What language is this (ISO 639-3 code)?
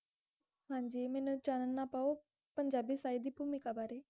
pan